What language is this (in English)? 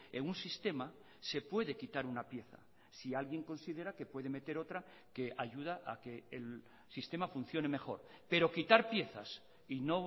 Spanish